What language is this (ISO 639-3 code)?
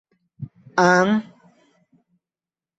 tha